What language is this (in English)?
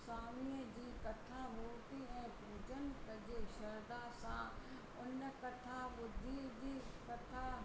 Sindhi